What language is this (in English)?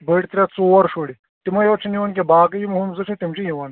Kashmiri